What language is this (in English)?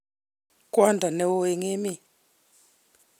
Kalenjin